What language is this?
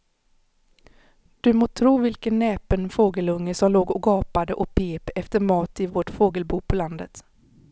Swedish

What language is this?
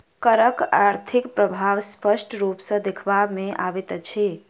Maithili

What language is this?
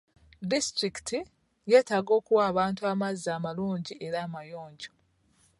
Ganda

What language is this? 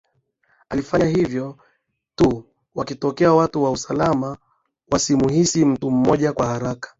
Swahili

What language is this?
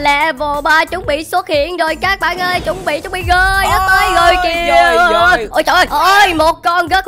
Vietnamese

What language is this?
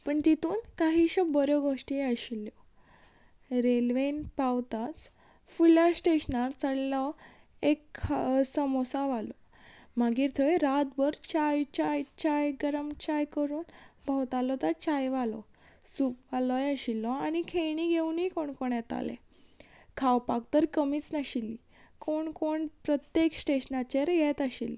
Konkani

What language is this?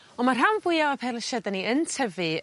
Welsh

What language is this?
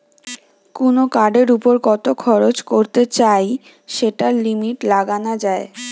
Bangla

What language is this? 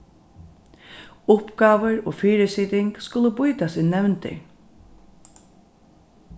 Faroese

